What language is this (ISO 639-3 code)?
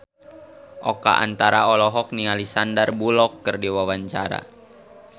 sun